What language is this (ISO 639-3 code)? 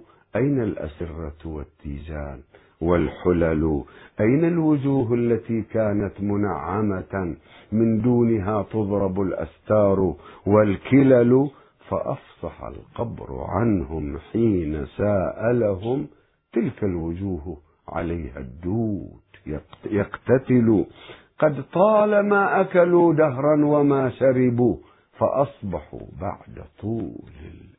ara